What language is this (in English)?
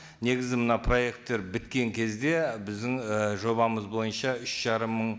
Kazakh